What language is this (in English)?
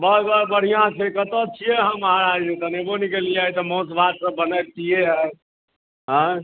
Maithili